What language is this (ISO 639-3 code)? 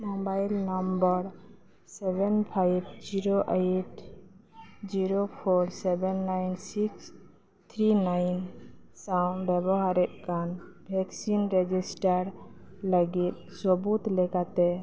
sat